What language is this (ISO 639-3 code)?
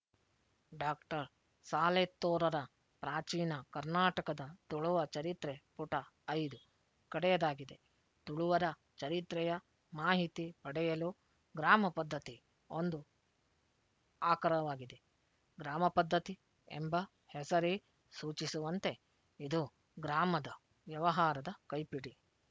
kan